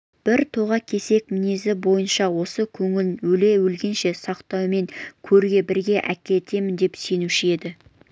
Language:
Kazakh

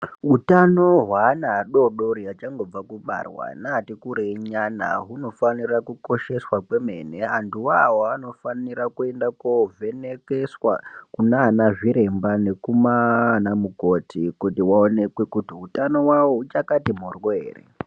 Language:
Ndau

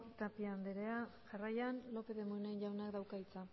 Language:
Basque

